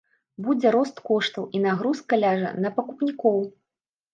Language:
Belarusian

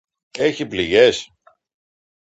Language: Greek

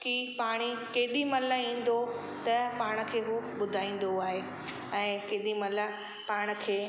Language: Sindhi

